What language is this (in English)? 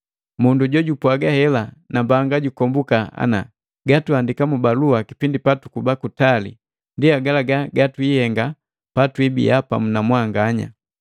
Matengo